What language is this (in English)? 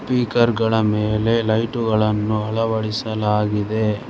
Kannada